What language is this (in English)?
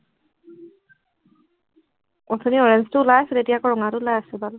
Assamese